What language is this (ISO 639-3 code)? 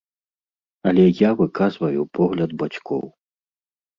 bel